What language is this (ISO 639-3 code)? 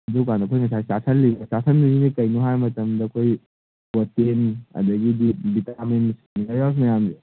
mni